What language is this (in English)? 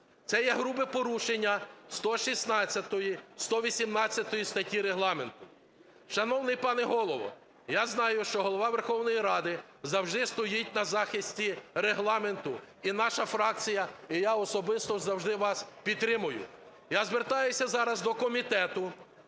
Ukrainian